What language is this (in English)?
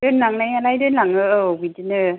Bodo